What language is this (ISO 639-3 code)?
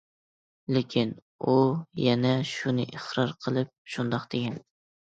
uig